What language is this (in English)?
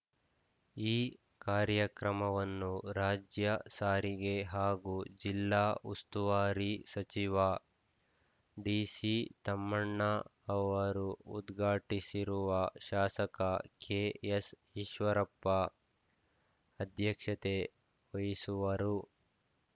Kannada